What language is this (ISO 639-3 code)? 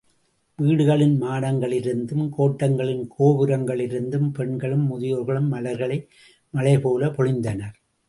tam